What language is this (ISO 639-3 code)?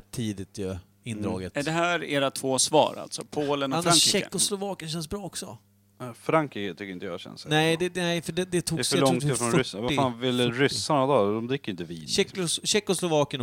swe